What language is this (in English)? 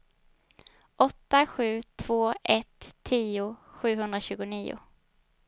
Swedish